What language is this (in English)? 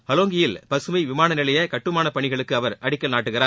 Tamil